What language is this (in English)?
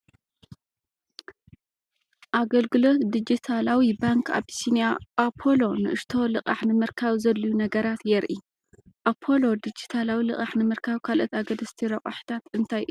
Tigrinya